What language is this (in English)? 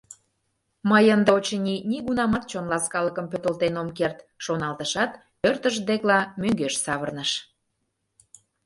Mari